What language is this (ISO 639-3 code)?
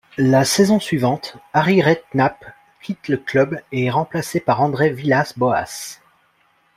fra